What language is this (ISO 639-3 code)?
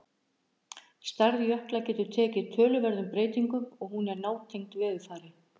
isl